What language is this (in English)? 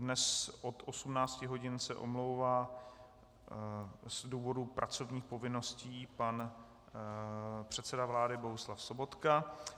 Czech